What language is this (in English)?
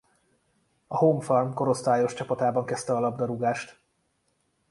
Hungarian